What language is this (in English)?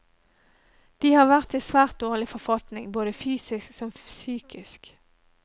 Norwegian